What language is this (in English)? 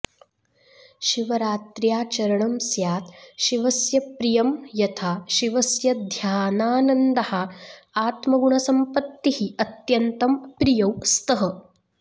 Sanskrit